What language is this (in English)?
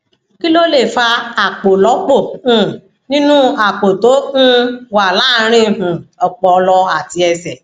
Yoruba